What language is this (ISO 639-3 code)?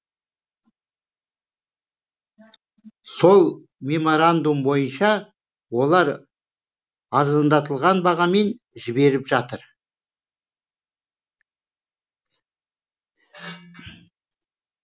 kaz